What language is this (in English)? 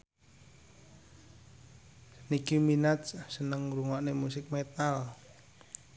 Javanese